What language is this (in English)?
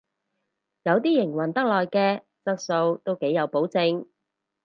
Cantonese